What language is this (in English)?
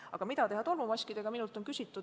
Estonian